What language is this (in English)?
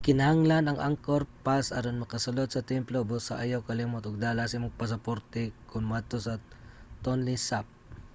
Cebuano